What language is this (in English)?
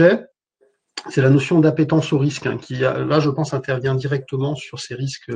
French